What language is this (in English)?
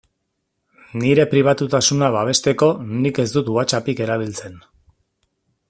Basque